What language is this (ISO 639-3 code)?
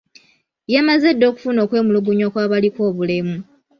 lug